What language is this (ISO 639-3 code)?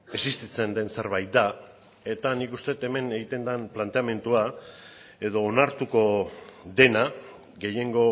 eus